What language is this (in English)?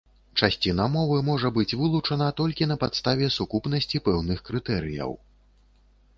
Belarusian